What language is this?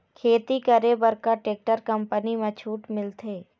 Chhattisgarhi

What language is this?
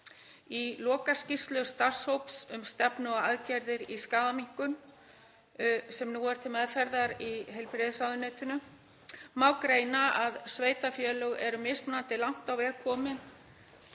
Icelandic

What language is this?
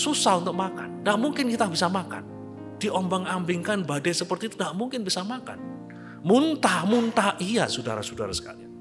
Indonesian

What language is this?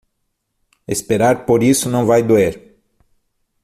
Portuguese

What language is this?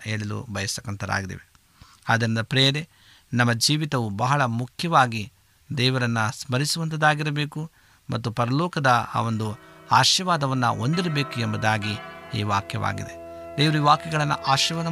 Kannada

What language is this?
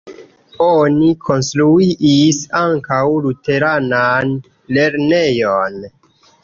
Esperanto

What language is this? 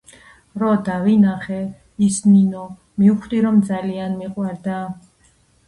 Georgian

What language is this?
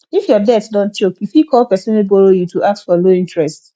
Nigerian Pidgin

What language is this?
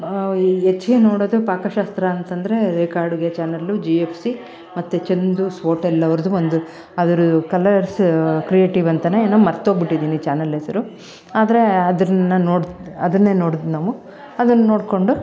Kannada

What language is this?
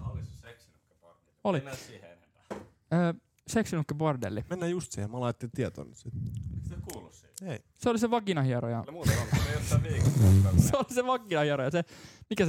Finnish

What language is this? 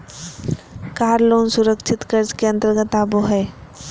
Magahi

